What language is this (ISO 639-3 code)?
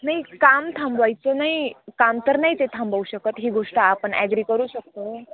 mar